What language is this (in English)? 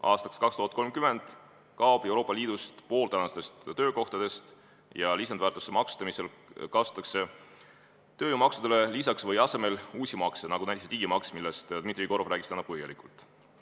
Estonian